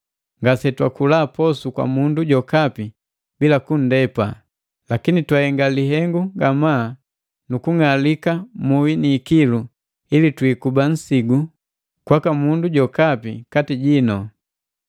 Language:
Matengo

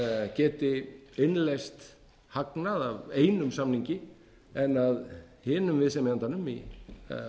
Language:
Icelandic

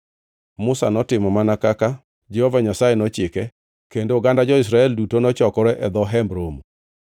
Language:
Luo (Kenya and Tanzania)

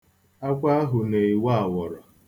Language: Igbo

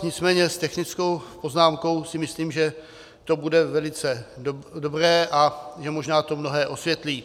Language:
Czech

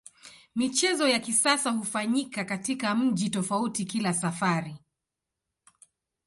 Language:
Swahili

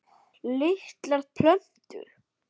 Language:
Icelandic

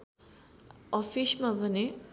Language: Nepali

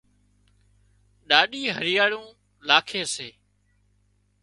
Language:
Wadiyara Koli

